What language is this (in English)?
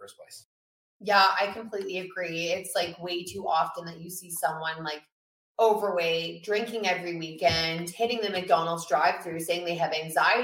English